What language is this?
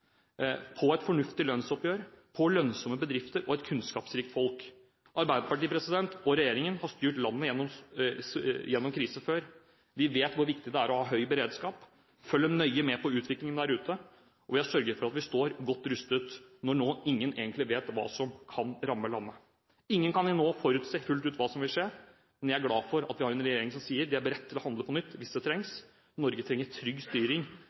Norwegian Bokmål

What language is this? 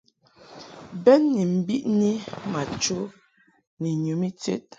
Mungaka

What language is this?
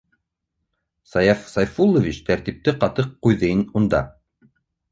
Bashkir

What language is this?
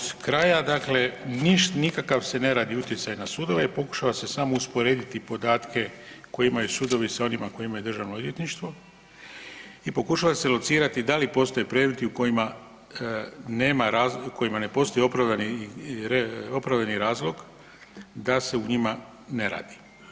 Croatian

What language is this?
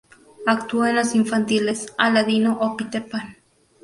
Spanish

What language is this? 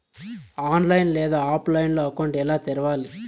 Telugu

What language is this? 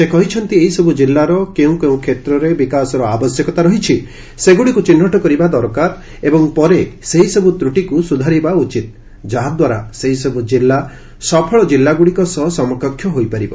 Odia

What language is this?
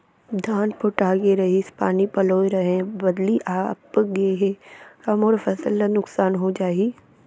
Chhattisgarhi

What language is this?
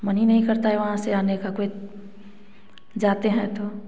Hindi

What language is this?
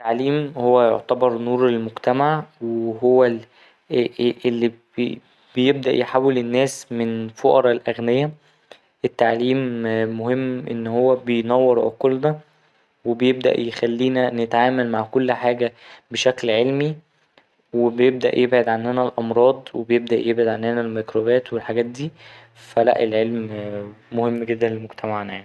Egyptian Arabic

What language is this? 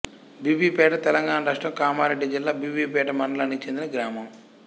Telugu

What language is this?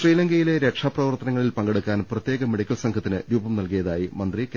Malayalam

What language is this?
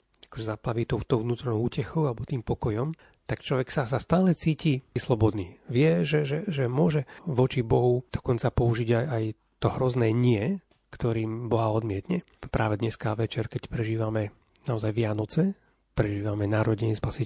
Slovak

